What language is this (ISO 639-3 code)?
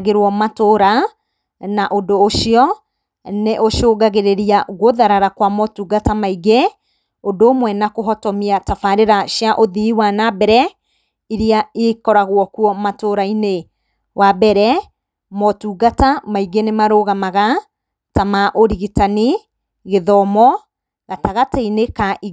kik